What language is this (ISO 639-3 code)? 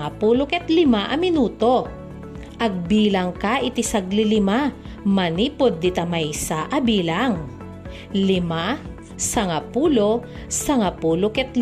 fil